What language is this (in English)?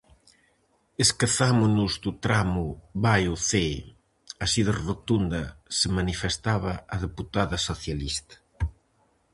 Galician